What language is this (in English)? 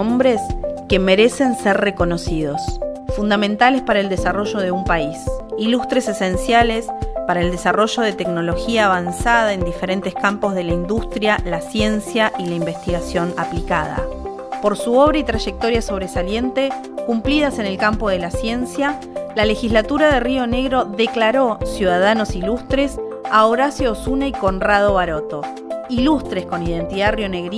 Spanish